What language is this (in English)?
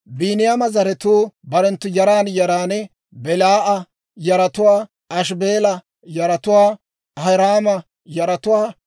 Dawro